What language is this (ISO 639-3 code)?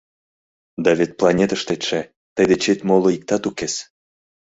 chm